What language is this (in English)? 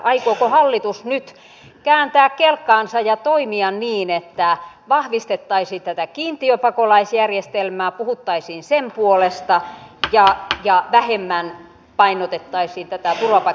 Finnish